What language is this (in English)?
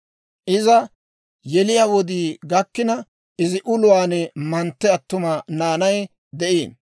Dawro